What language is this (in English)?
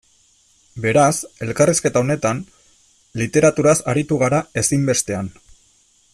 Basque